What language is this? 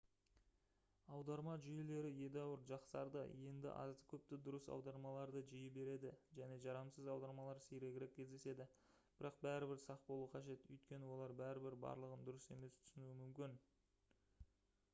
Kazakh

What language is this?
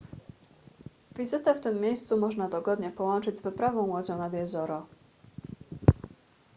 Polish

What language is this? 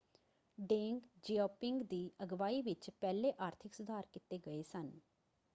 Punjabi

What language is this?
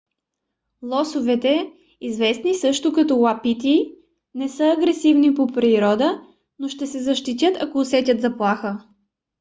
Bulgarian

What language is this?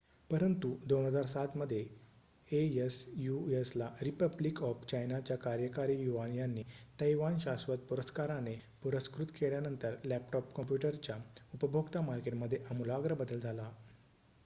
Marathi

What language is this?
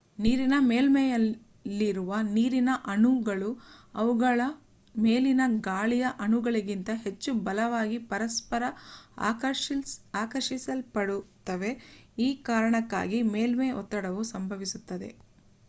Kannada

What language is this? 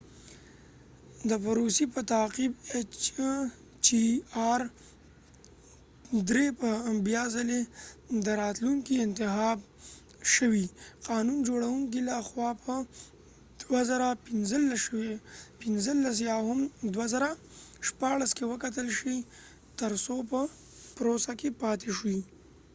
Pashto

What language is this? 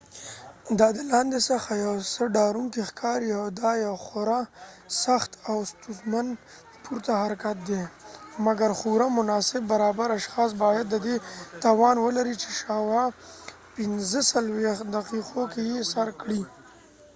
Pashto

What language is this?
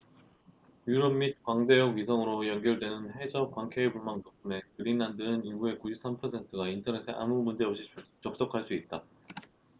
Korean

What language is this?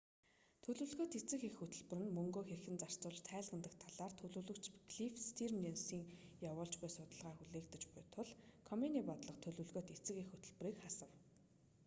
Mongolian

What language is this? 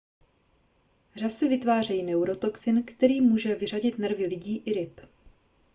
Czech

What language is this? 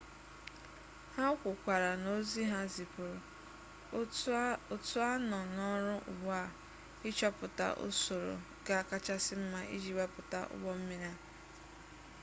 Igbo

